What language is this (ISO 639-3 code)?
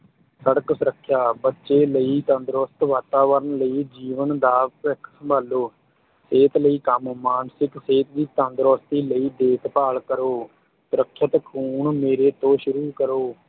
pan